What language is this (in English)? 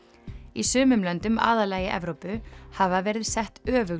Icelandic